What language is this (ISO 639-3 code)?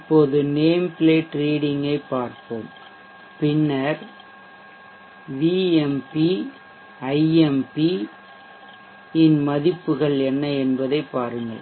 tam